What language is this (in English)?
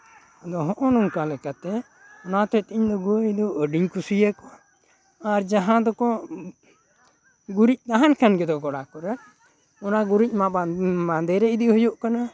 Santali